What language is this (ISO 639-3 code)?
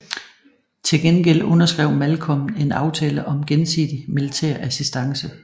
dan